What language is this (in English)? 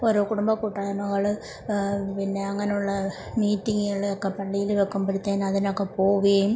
Malayalam